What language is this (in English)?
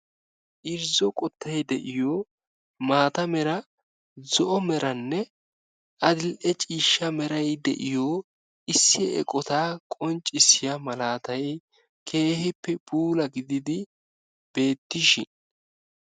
Wolaytta